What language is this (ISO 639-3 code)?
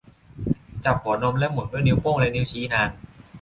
tha